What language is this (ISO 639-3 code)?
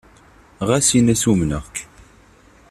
kab